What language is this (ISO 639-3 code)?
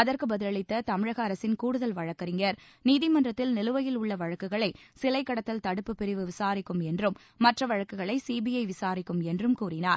tam